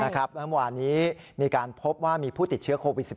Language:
Thai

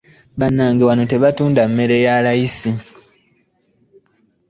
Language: Ganda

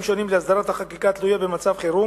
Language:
Hebrew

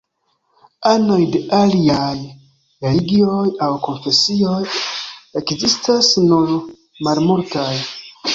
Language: Esperanto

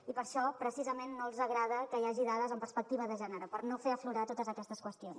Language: Catalan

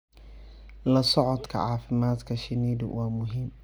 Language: Somali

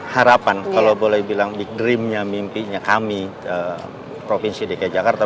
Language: Indonesian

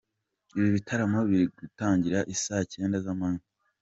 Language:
Kinyarwanda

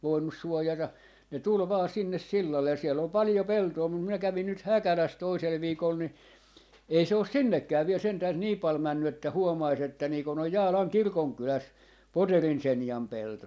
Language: Finnish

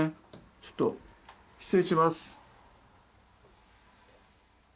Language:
Japanese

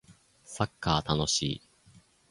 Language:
Japanese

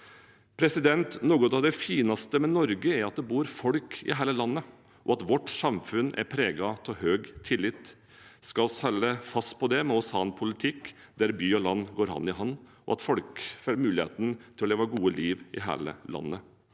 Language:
Norwegian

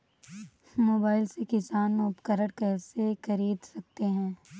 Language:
Hindi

